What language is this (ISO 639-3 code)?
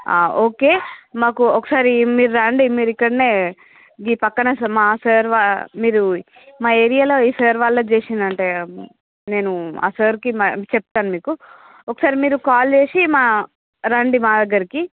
tel